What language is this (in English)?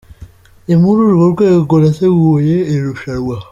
Kinyarwanda